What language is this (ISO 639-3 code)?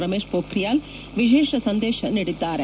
kan